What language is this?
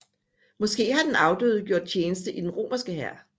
Danish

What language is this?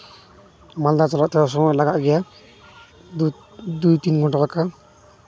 Santali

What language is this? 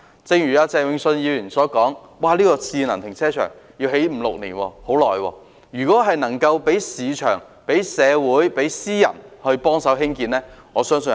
Cantonese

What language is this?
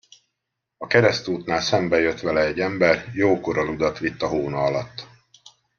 Hungarian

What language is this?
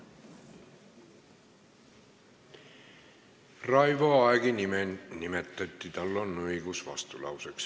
Estonian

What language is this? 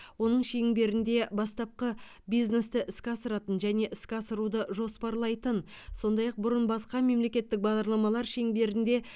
Kazakh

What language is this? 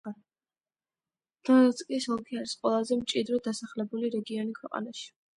Georgian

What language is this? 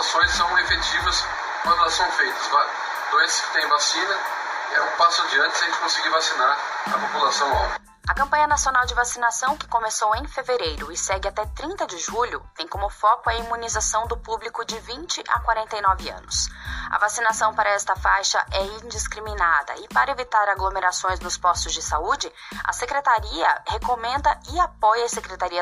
Portuguese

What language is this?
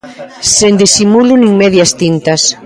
Galician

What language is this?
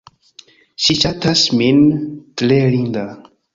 Esperanto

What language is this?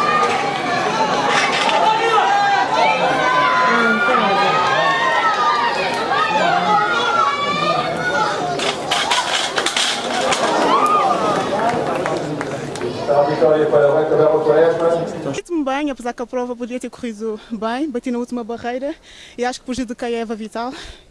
Portuguese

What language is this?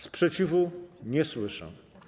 Polish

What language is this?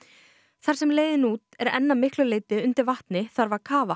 Icelandic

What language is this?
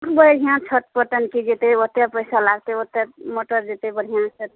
Maithili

